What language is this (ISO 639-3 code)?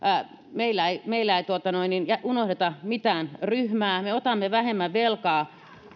fin